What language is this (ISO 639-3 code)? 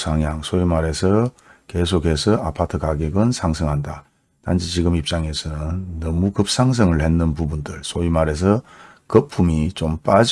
kor